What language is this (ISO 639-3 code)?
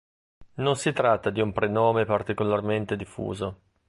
ita